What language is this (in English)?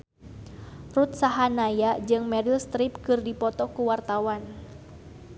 Sundanese